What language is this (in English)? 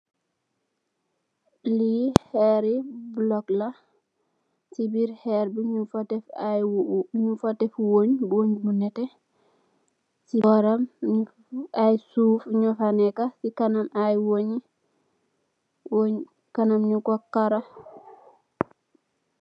Wolof